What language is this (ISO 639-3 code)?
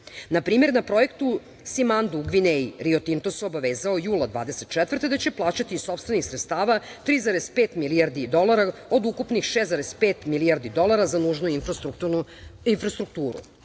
srp